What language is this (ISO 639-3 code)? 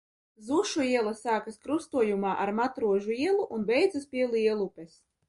lav